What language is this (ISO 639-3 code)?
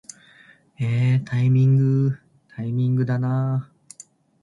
jpn